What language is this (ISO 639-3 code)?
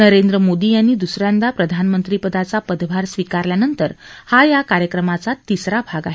mar